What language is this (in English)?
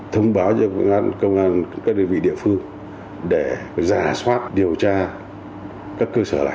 Vietnamese